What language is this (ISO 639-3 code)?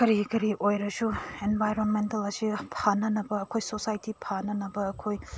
mni